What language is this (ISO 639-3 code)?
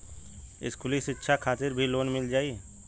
bho